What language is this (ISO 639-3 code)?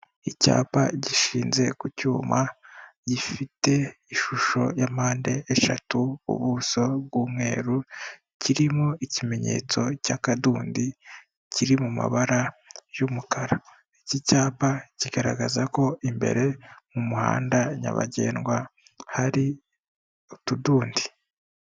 kin